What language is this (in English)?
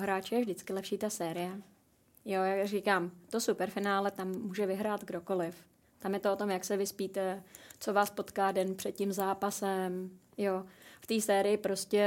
Czech